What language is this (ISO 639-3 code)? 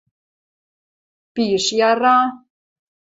mrj